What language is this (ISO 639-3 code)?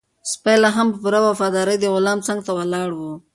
pus